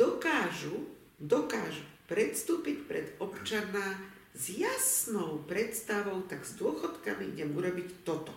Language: Slovak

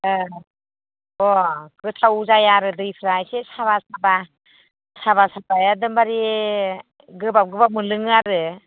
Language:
Bodo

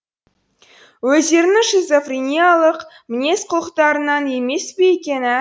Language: Kazakh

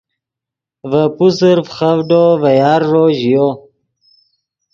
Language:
Yidgha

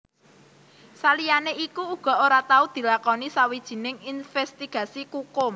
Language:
Javanese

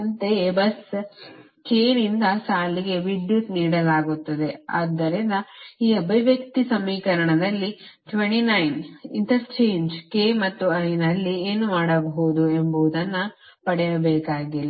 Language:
Kannada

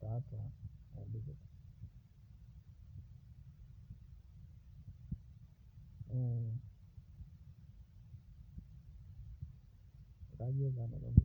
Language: Masai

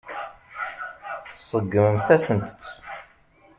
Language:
Kabyle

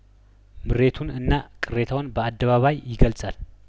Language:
Amharic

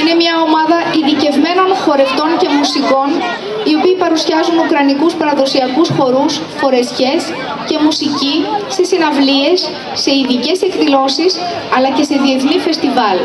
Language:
Greek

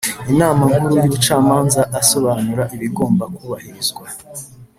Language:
Kinyarwanda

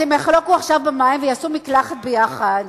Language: Hebrew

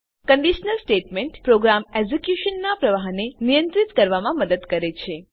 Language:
Gujarati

